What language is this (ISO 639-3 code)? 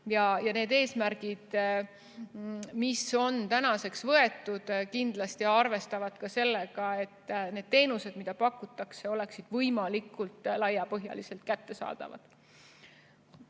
est